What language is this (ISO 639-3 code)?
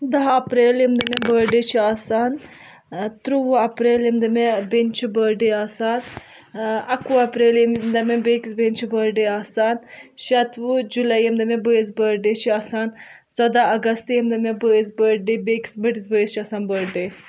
kas